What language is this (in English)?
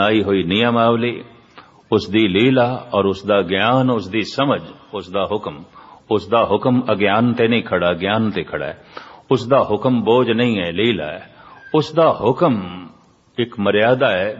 Hindi